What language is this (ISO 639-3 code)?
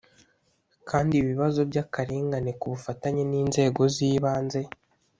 kin